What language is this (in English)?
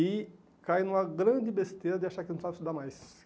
Portuguese